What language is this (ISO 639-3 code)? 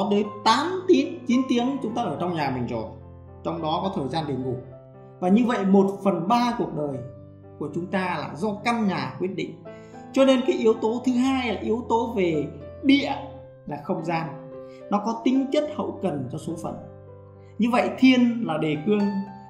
vie